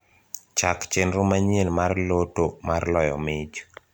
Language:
Luo (Kenya and Tanzania)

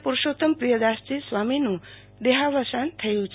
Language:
Gujarati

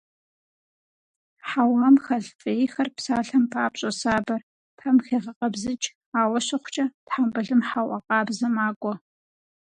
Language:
Kabardian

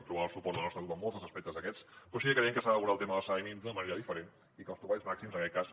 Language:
Catalan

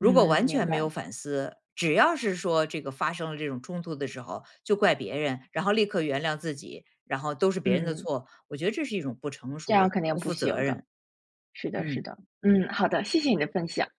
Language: Chinese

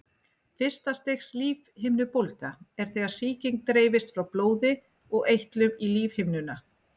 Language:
Icelandic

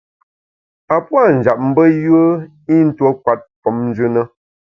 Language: Bamun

